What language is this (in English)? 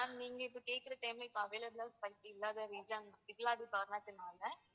Tamil